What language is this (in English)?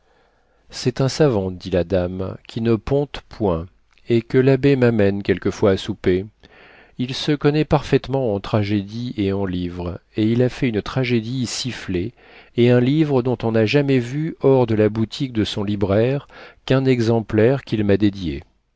French